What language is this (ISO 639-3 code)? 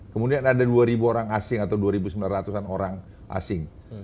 ind